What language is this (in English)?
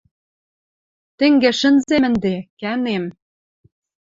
Western Mari